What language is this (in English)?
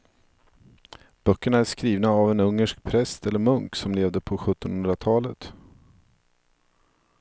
Swedish